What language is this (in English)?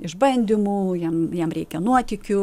Lithuanian